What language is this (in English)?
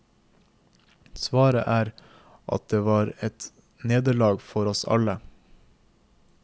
Norwegian